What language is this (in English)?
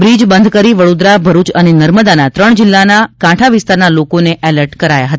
Gujarati